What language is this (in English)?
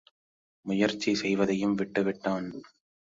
Tamil